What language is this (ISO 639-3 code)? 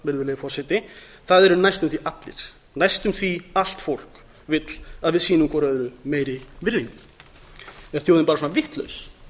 isl